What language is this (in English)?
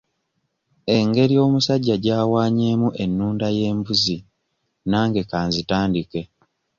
Ganda